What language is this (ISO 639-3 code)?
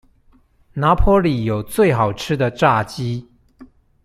zho